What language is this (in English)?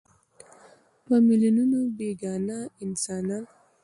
Pashto